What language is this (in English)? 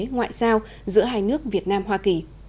Vietnamese